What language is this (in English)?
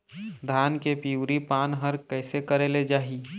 Chhattisgarhi